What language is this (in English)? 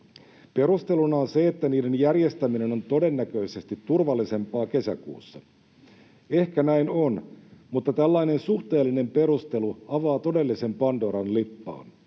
Finnish